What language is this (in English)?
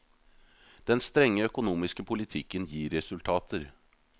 Norwegian